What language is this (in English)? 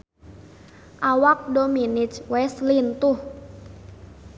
Sundanese